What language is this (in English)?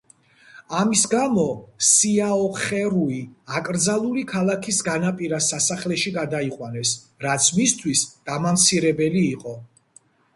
Georgian